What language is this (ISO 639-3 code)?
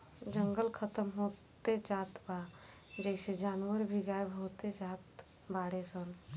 bho